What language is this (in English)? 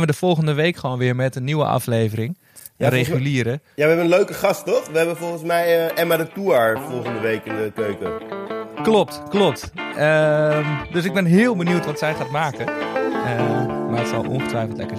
Dutch